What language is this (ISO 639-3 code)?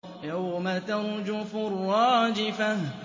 ara